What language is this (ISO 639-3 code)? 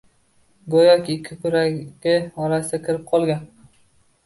uzb